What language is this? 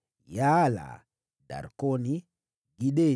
Swahili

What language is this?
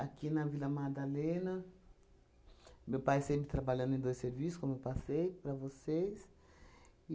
Portuguese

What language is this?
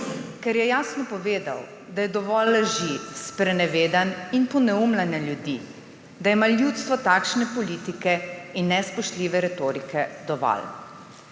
Slovenian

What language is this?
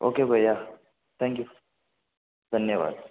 Hindi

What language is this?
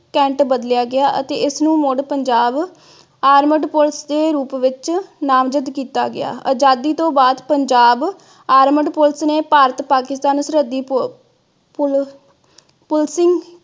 Punjabi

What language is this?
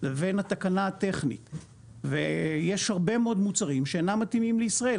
Hebrew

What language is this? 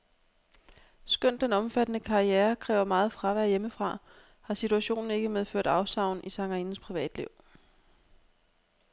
Danish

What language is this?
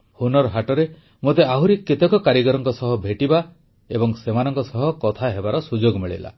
Odia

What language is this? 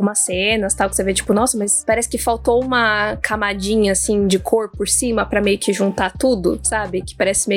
Portuguese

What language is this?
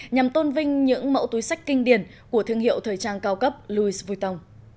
Vietnamese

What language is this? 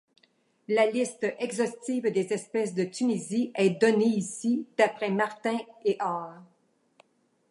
French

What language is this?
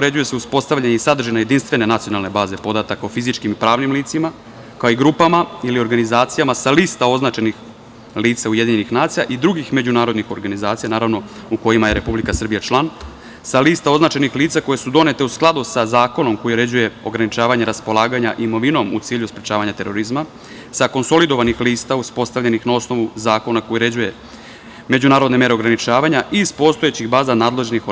Serbian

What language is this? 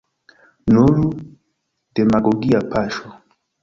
Esperanto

